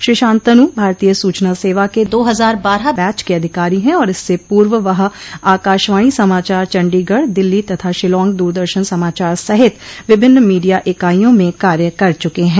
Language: Hindi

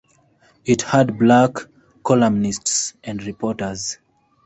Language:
English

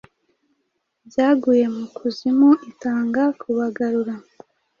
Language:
Kinyarwanda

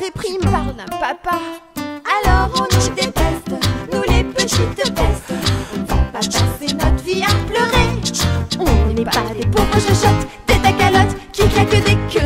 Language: French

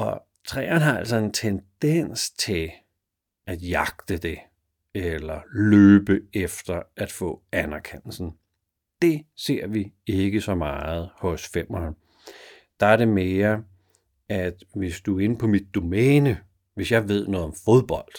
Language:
Danish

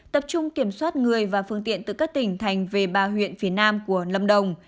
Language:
Vietnamese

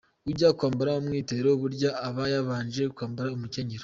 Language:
Kinyarwanda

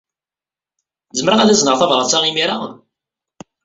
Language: Kabyle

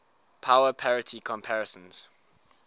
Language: English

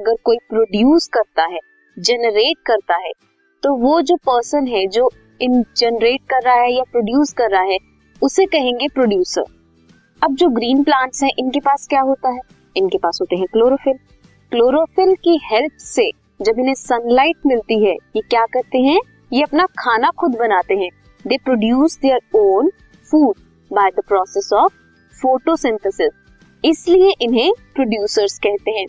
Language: Hindi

